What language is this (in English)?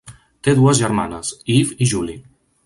Catalan